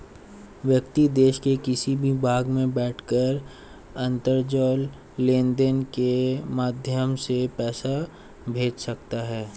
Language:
Hindi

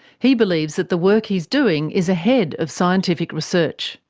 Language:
English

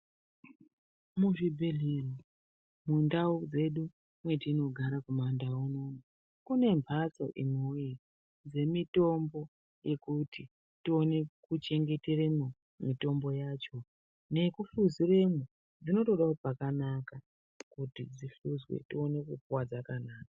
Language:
Ndau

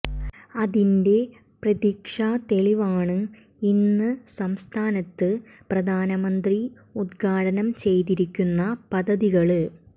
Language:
Malayalam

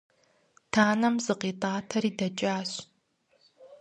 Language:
Kabardian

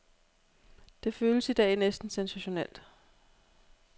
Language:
Danish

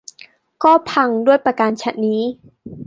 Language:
Thai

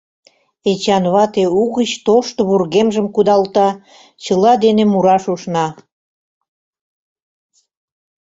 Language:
Mari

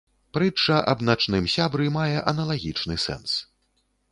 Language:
Belarusian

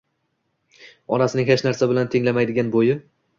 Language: Uzbek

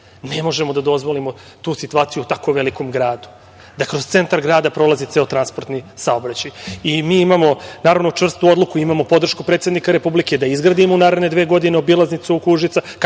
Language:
Serbian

